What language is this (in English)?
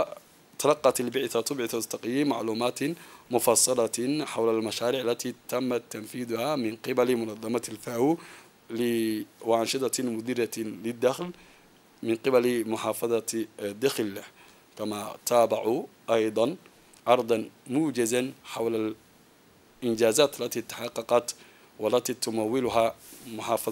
Arabic